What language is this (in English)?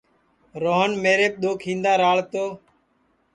Sansi